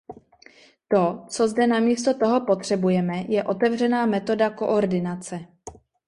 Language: Czech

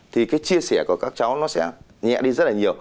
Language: Vietnamese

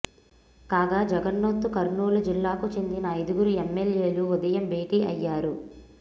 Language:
Telugu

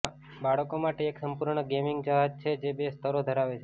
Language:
Gujarati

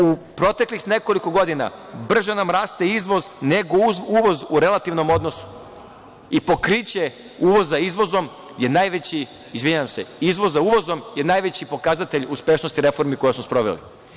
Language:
Serbian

